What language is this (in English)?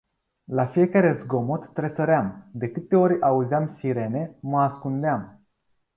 Romanian